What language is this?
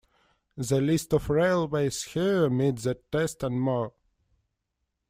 English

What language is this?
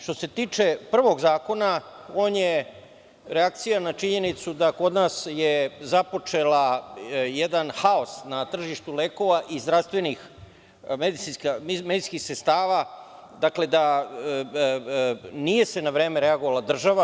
Serbian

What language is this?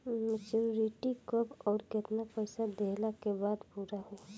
Bhojpuri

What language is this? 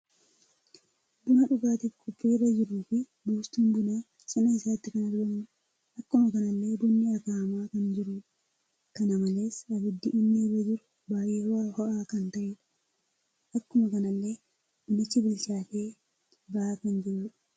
Oromo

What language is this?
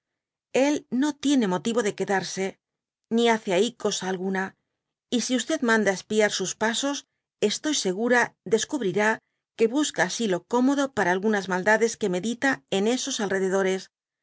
Spanish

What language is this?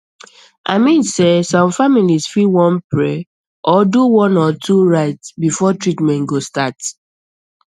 Nigerian Pidgin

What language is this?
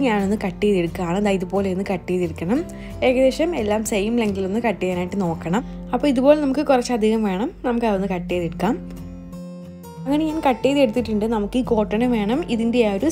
English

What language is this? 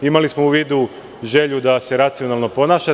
Serbian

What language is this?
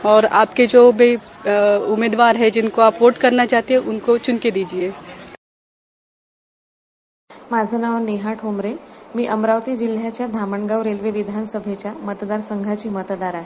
Marathi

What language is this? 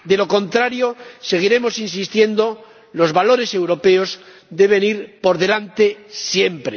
Spanish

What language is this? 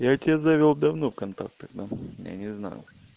Russian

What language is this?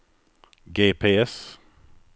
Swedish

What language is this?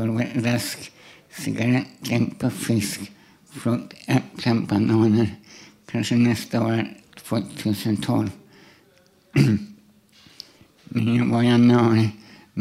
Swedish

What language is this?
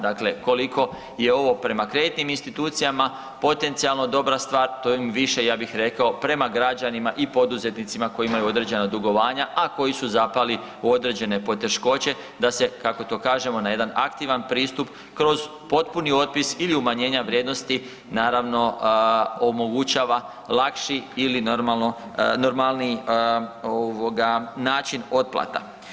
Croatian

